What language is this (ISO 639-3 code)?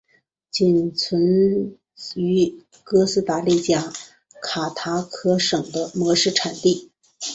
zho